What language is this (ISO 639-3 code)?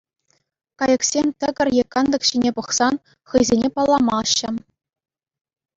chv